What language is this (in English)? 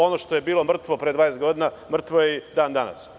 Serbian